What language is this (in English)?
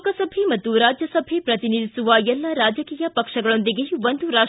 Kannada